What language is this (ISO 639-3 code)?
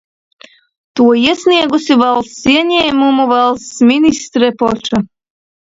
lav